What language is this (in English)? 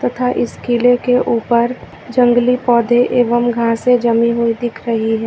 Hindi